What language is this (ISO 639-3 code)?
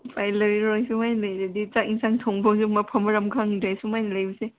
mni